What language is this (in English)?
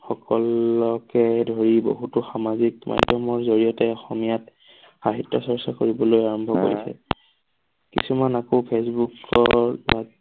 Assamese